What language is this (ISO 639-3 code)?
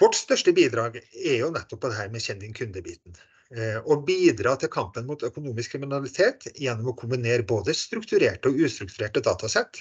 nor